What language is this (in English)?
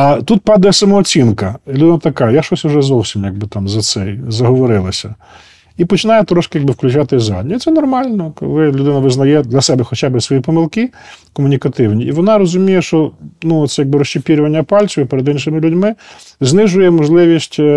Ukrainian